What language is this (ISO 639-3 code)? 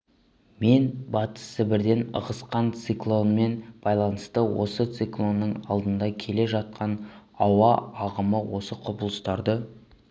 kaz